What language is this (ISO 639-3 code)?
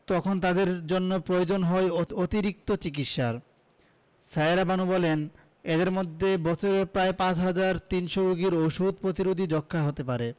ben